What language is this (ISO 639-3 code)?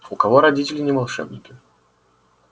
rus